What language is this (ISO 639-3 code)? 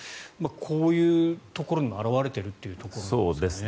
jpn